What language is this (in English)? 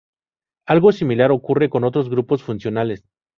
Spanish